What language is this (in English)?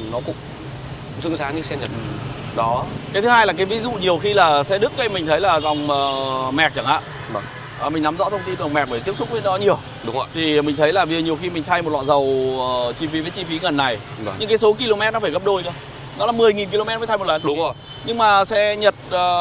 Vietnamese